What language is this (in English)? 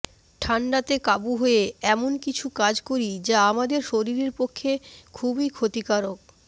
Bangla